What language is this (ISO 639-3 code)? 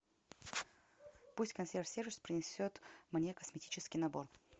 rus